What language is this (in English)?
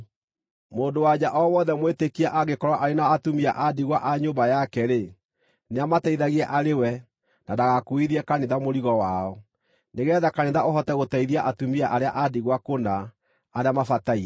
Kikuyu